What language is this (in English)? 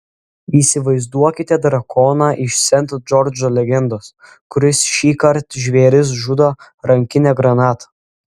Lithuanian